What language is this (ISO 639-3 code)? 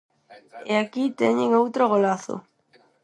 glg